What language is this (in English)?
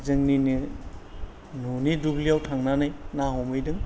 Bodo